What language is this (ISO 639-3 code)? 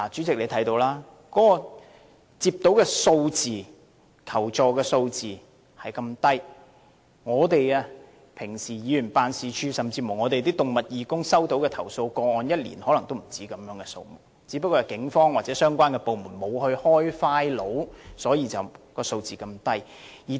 yue